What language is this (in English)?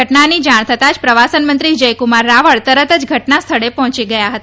Gujarati